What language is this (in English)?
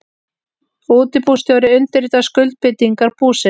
Icelandic